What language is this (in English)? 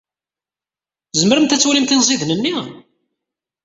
Kabyle